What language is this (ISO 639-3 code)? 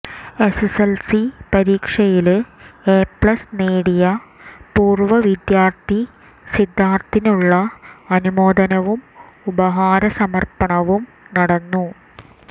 mal